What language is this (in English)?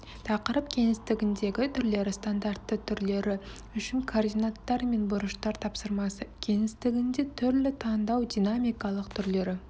Kazakh